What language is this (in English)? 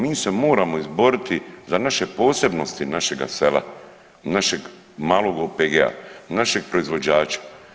Croatian